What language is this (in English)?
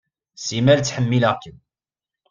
Kabyle